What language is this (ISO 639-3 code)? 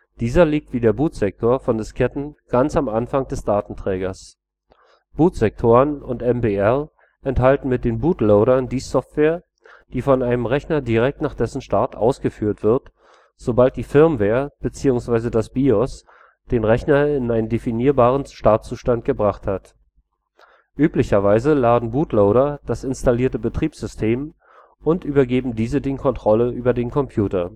deu